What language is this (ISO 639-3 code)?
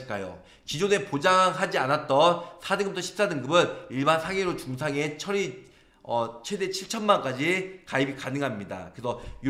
kor